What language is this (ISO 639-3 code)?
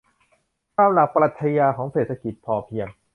tha